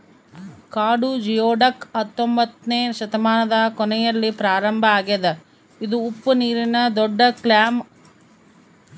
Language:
Kannada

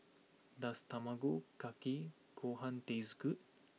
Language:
English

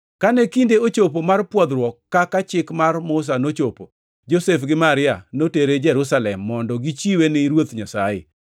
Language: Luo (Kenya and Tanzania)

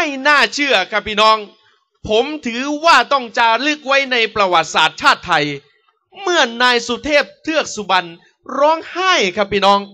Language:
Thai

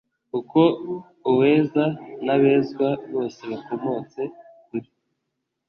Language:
Kinyarwanda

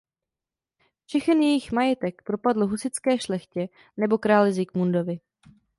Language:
Czech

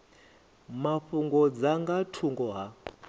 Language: Venda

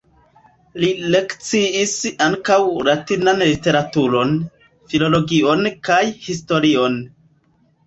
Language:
Esperanto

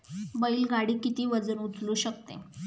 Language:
Marathi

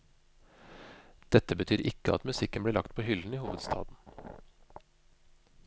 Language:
Norwegian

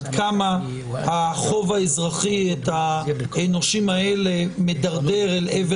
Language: Hebrew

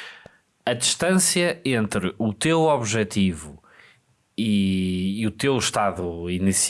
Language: Portuguese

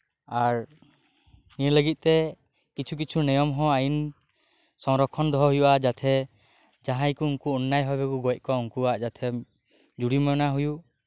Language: Santali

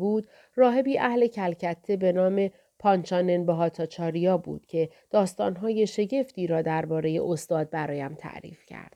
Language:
Persian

